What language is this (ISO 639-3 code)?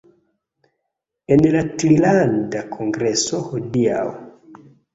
epo